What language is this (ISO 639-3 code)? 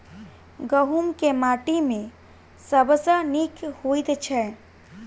mai